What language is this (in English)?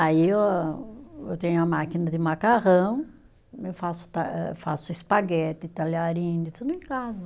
Portuguese